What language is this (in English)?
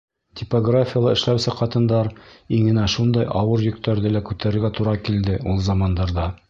Bashkir